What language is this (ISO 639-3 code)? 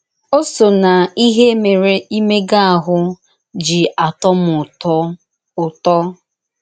ibo